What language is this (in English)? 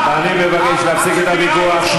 Hebrew